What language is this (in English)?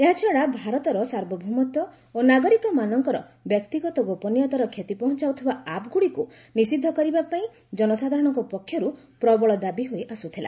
Odia